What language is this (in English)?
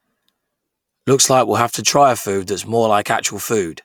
English